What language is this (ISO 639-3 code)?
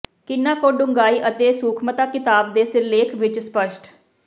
pan